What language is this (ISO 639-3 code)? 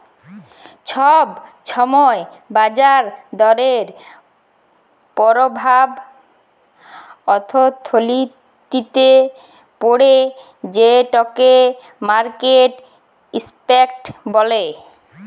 ben